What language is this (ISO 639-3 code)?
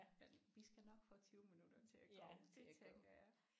dan